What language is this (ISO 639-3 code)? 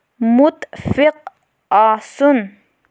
kas